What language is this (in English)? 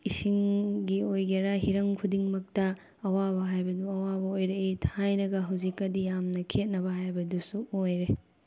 Manipuri